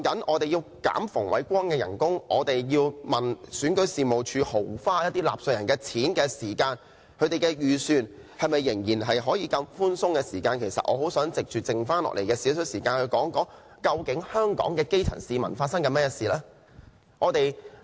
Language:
Cantonese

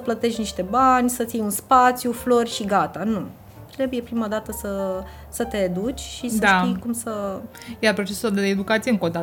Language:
Romanian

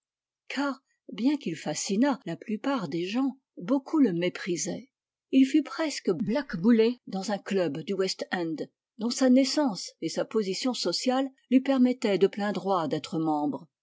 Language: French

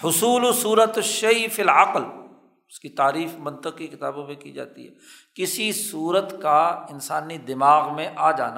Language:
Urdu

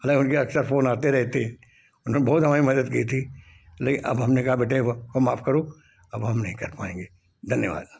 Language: Hindi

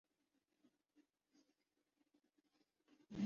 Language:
Urdu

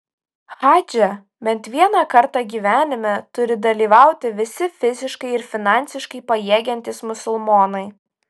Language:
Lithuanian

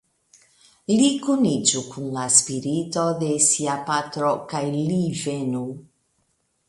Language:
Esperanto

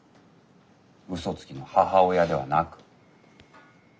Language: Japanese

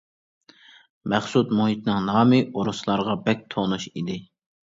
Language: Uyghur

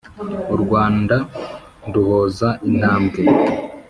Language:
Kinyarwanda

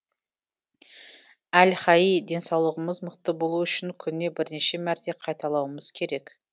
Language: Kazakh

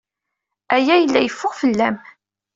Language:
Kabyle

